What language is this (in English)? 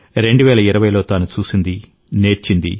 Telugu